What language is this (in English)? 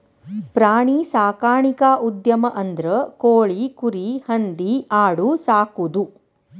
Kannada